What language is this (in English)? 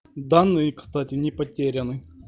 Russian